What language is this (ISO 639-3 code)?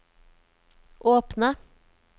nor